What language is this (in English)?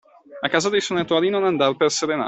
Italian